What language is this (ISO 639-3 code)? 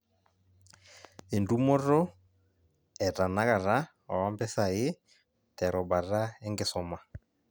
mas